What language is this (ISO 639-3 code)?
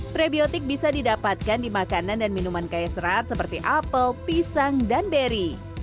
ind